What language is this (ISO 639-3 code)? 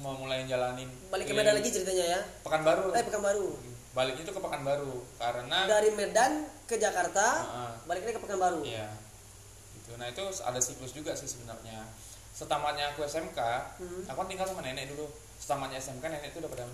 ind